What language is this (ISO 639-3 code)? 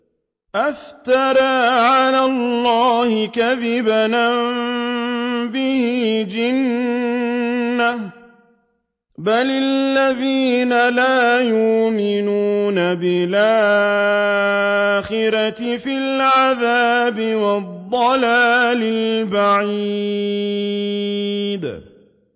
ara